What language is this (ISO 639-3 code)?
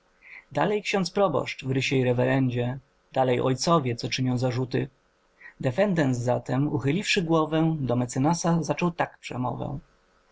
pol